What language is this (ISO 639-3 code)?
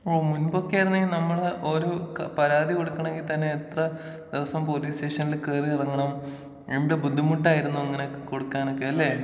mal